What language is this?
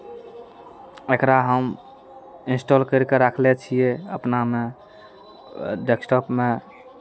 Maithili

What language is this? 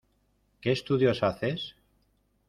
Spanish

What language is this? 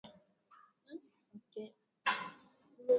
Swahili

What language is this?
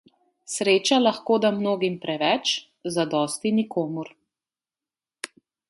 Slovenian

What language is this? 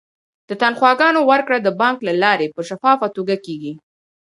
Pashto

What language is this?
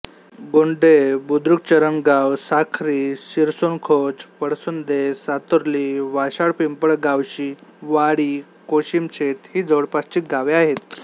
Marathi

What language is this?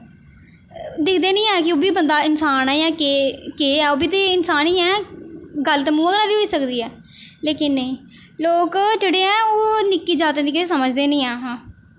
Dogri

